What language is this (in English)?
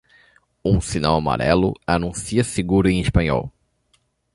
Portuguese